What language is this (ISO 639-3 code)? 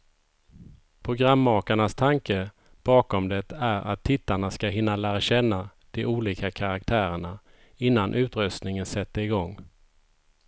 swe